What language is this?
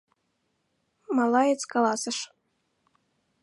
Mari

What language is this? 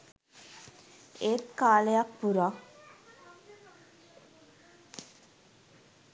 Sinhala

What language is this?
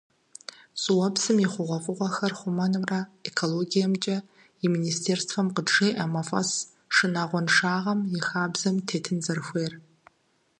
Kabardian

